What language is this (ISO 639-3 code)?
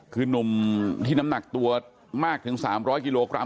tha